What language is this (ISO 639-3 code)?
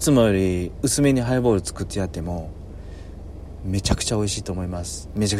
jpn